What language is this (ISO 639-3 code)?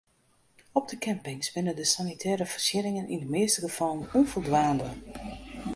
fry